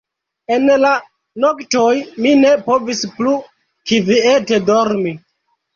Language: Esperanto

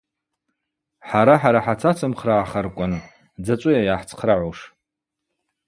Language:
Abaza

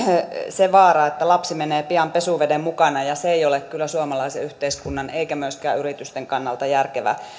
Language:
Finnish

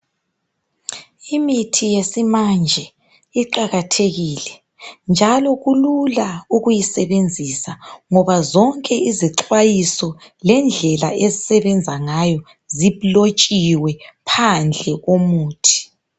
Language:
North Ndebele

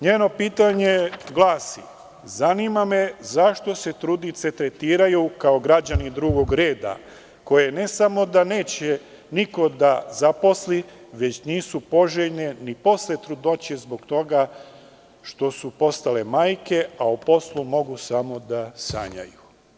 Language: Serbian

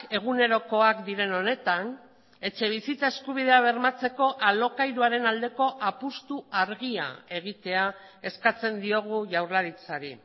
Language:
Basque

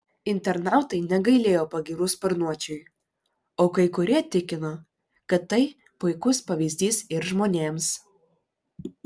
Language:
Lithuanian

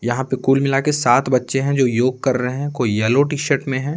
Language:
Hindi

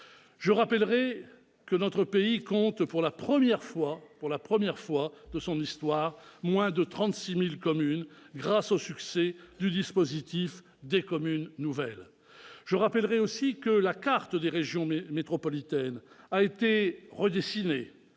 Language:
French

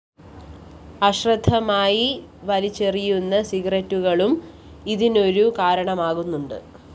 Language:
Malayalam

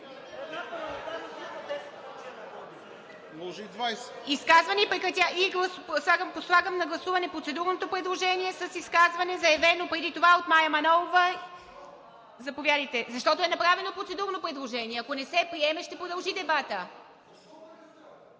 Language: Bulgarian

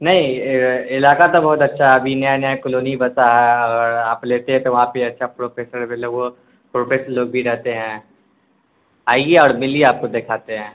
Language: Urdu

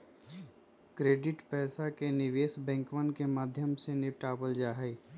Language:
Magahi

